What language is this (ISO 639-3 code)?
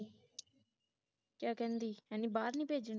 pan